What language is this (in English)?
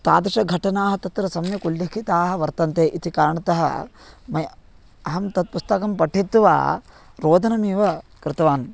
Sanskrit